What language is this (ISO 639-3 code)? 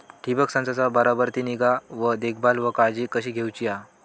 mar